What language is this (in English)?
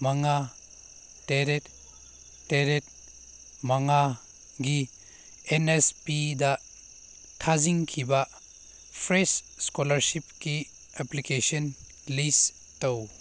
Manipuri